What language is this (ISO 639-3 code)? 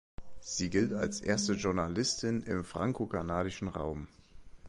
deu